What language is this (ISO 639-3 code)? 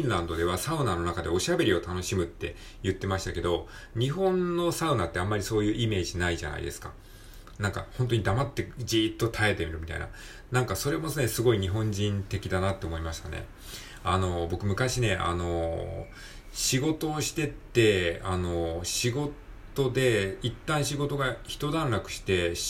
jpn